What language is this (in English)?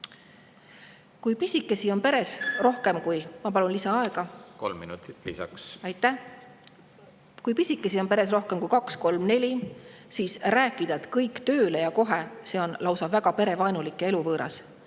Estonian